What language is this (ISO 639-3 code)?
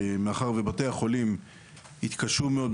heb